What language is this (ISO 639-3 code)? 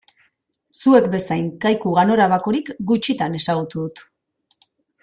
eus